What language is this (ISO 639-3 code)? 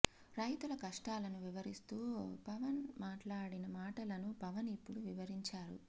tel